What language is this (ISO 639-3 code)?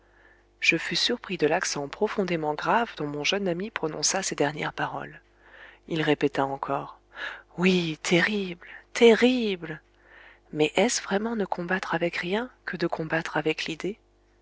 fra